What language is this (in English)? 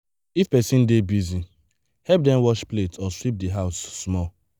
Nigerian Pidgin